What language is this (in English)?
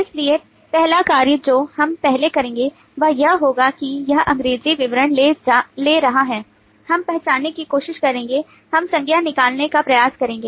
Hindi